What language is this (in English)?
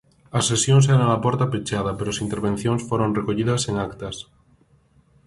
Galician